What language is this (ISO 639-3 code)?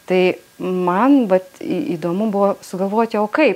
lit